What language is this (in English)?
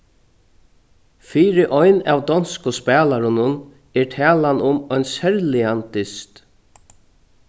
Faroese